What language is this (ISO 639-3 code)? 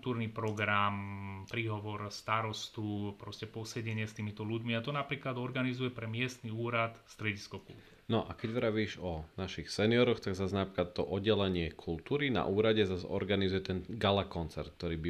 slk